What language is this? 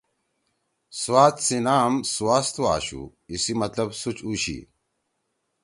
Torwali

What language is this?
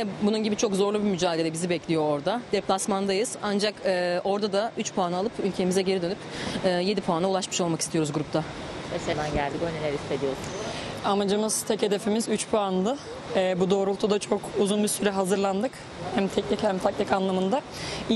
Turkish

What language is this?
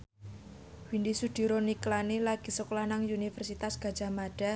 Javanese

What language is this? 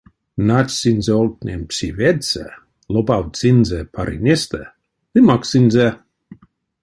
Erzya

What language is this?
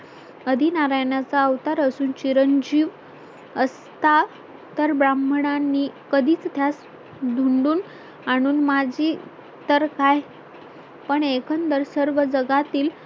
Marathi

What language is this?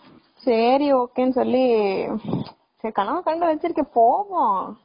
Tamil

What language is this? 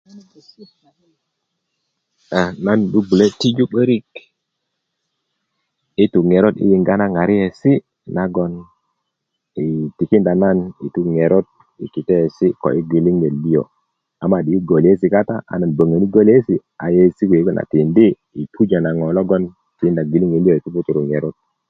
Kuku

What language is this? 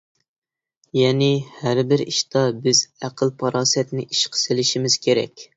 Uyghur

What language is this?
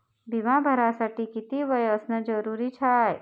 Marathi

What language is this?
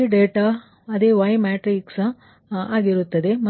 Kannada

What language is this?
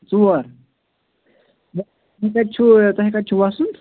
Kashmiri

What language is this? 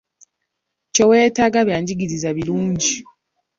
Ganda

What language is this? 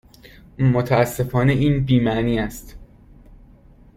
Persian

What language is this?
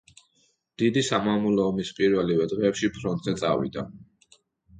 Georgian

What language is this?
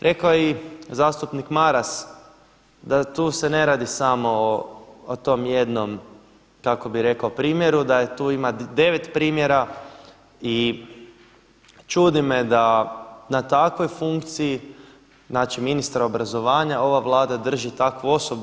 Croatian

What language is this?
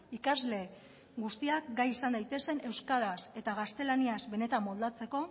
Basque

